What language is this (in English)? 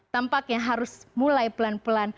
Indonesian